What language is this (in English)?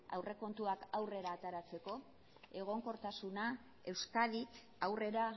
Basque